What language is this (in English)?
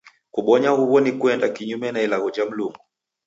Taita